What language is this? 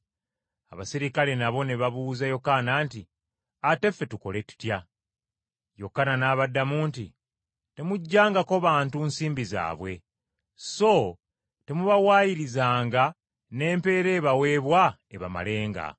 Ganda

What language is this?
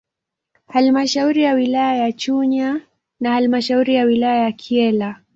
Swahili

